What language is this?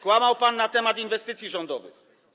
Polish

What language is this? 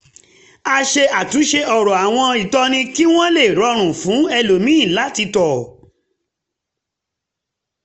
Yoruba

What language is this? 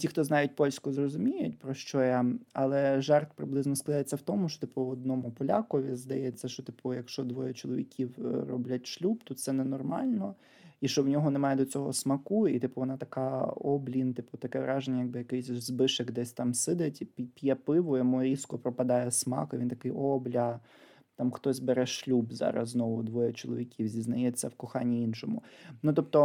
Ukrainian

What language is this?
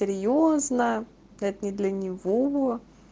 Russian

